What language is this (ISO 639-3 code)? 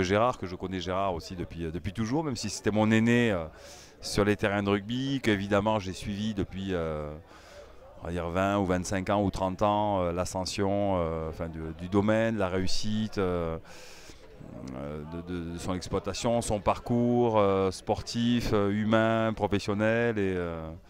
fra